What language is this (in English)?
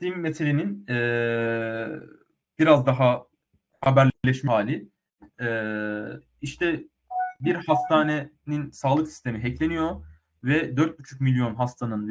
Turkish